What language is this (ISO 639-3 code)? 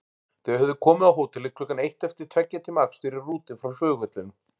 isl